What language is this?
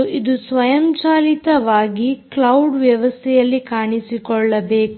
Kannada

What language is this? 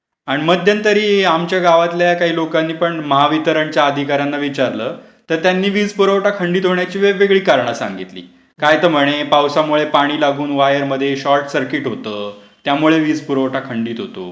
Marathi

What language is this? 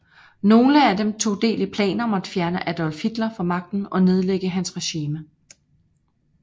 Danish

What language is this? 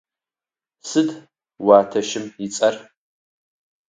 Adyghe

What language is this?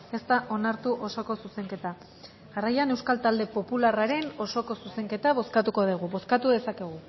Basque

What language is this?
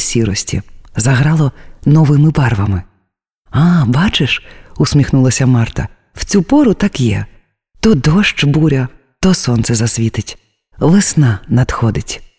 Ukrainian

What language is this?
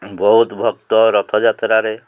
Odia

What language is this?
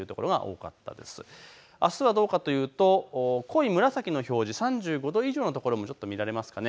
Japanese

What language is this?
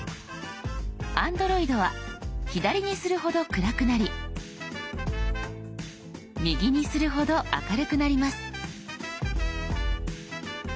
Japanese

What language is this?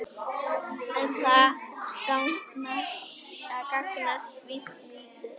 Icelandic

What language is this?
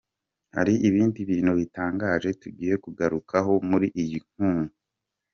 Kinyarwanda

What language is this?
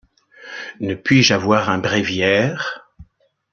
French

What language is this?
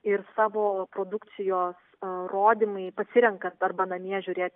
Lithuanian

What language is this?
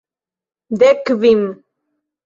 Esperanto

